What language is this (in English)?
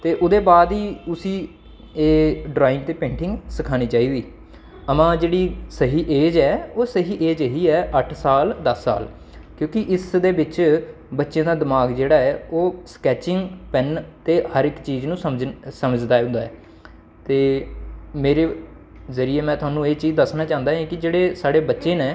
Dogri